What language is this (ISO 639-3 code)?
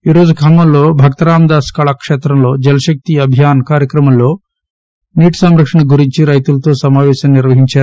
tel